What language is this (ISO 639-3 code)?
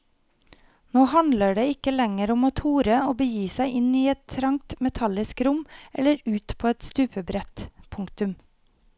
nor